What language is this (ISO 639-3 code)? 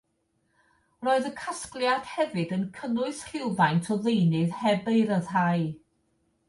cym